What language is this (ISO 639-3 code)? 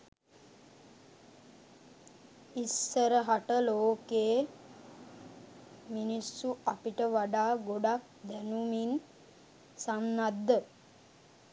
sin